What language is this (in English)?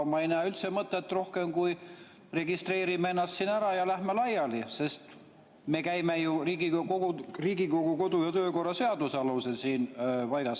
Estonian